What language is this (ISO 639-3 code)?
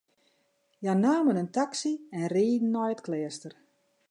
fry